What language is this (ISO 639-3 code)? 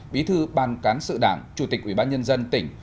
vie